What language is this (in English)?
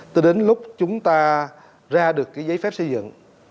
Vietnamese